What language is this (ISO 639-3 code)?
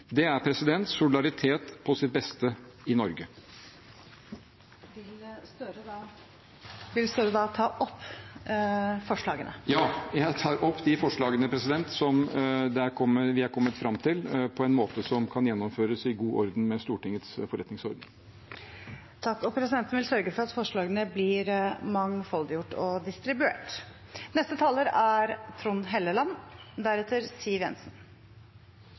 nob